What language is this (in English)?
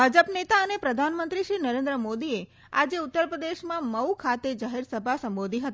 Gujarati